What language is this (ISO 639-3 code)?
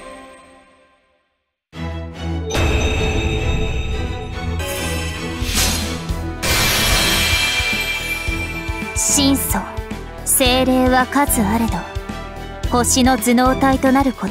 jpn